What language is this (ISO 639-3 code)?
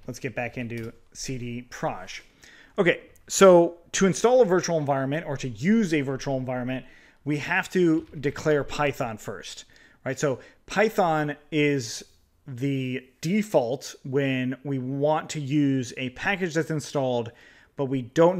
eng